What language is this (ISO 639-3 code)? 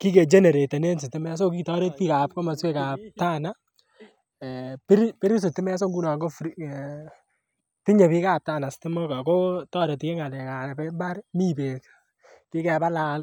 kln